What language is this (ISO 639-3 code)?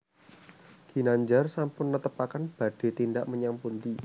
jav